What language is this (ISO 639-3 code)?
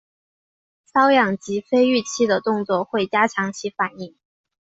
zho